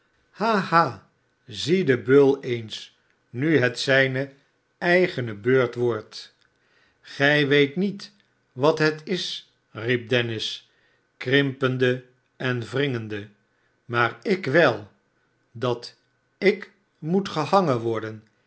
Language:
Dutch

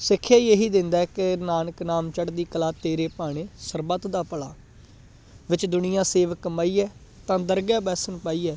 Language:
Punjabi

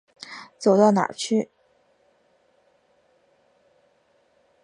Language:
Chinese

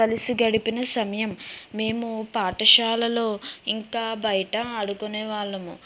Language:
Telugu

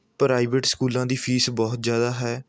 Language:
Punjabi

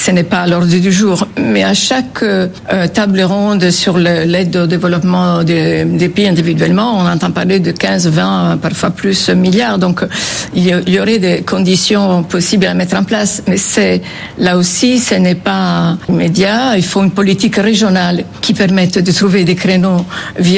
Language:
French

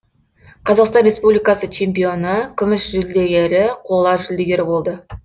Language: Kazakh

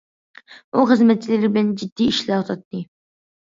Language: Uyghur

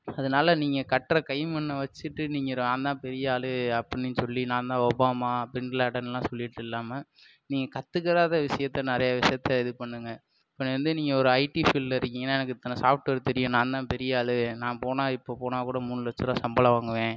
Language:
Tamil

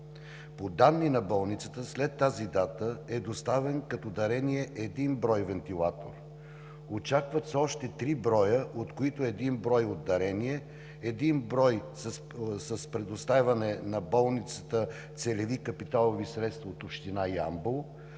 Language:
Bulgarian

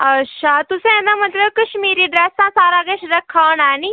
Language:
Dogri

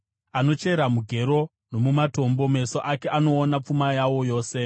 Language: Shona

